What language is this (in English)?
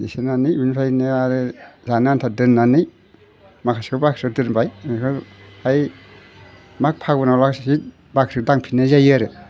Bodo